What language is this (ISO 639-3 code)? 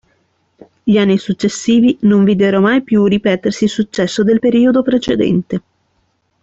ita